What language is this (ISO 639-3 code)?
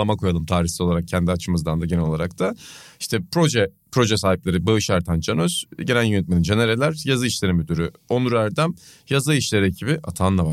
tur